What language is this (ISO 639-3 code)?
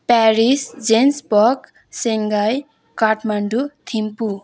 nep